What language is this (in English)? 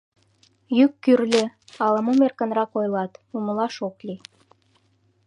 Mari